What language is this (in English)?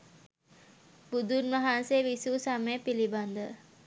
Sinhala